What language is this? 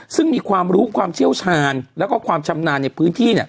Thai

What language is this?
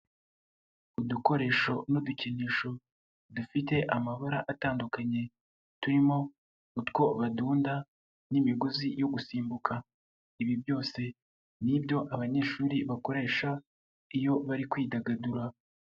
Kinyarwanda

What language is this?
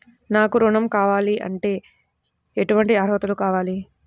Telugu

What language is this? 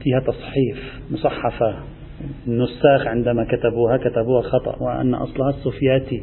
Arabic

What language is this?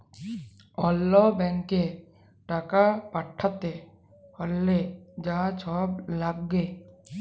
Bangla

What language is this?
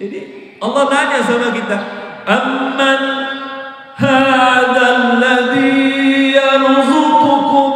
Indonesian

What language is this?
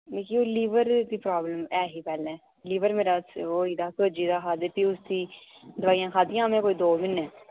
Dogri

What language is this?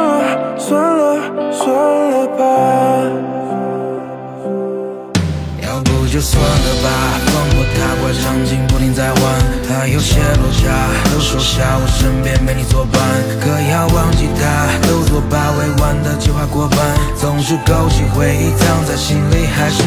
Chinese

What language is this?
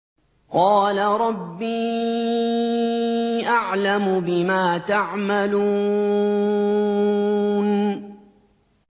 Arabic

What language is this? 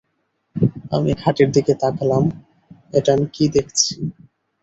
Bangla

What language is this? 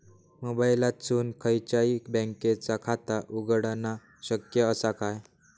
Marathi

